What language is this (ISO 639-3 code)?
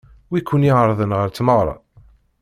kab